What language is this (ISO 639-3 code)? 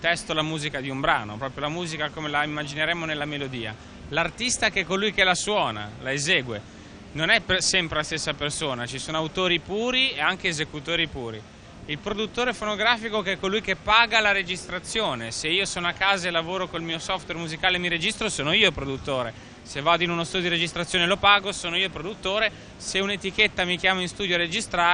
ita